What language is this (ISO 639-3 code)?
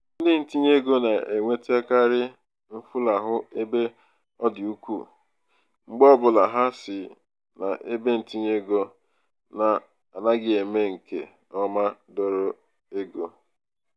ibo